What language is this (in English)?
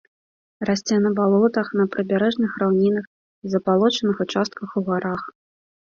Belarusian